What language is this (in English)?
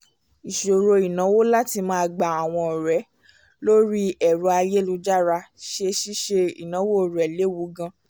Yoruba